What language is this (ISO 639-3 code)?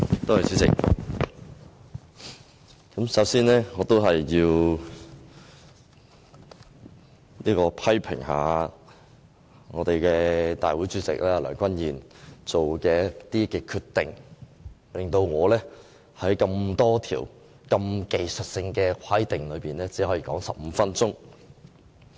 yue